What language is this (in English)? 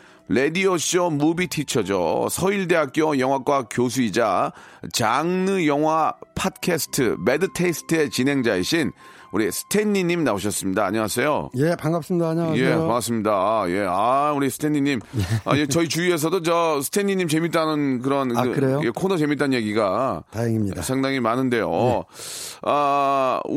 Korean